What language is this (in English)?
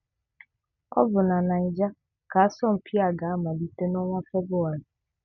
Igbo